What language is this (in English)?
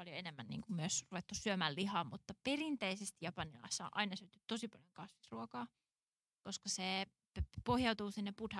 Finnish